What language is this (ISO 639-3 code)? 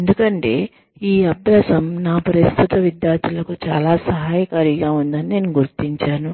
tel